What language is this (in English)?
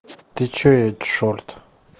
Russian